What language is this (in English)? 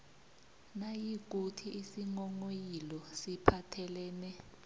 South Ndebele